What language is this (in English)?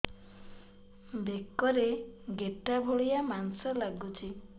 Odia